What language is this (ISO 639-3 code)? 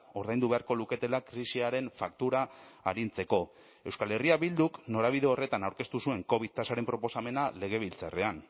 eus